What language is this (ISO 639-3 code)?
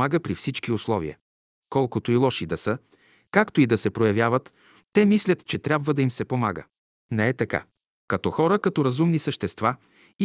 bul